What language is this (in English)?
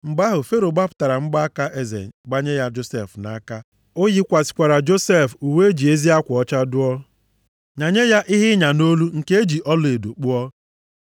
Igbo